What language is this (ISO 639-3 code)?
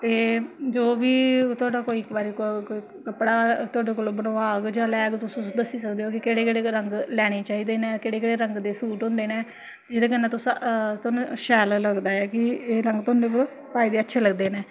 doi